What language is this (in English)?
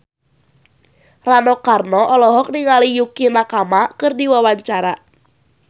Sundanese